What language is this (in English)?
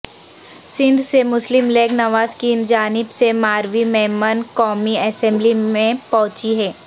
Urdu